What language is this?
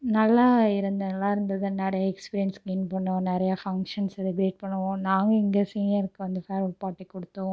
Tamil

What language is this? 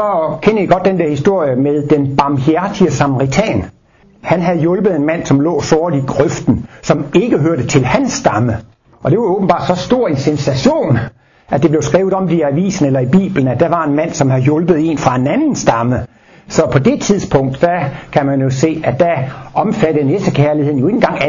Danish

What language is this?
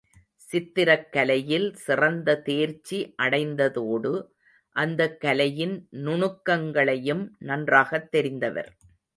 Tamil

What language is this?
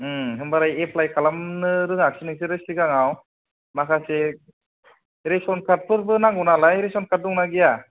Bodo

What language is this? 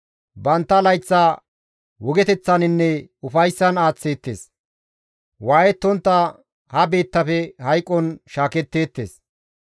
Gamo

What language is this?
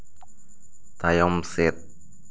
Santali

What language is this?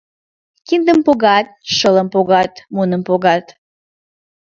Mari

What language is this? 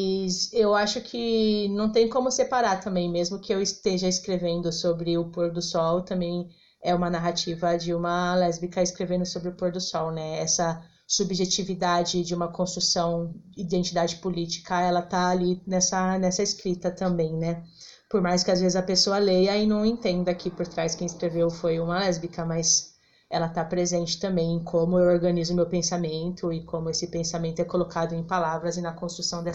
Portuguese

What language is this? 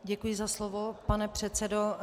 Czech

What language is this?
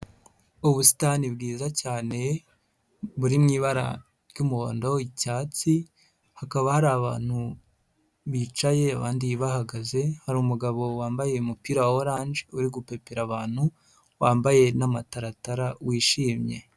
Kinyarwanda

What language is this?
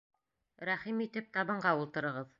Bashkir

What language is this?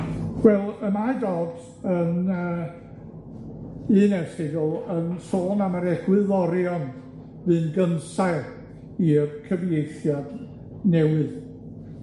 Welsh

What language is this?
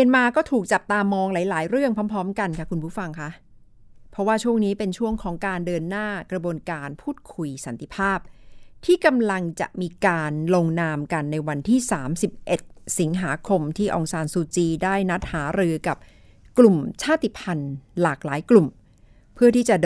Thai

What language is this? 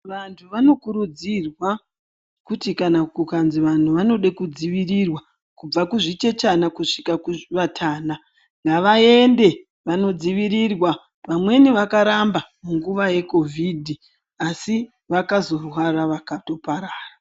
Ndau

